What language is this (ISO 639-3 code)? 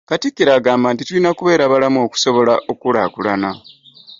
lug